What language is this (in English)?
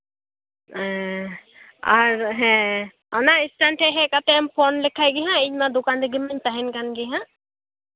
Santali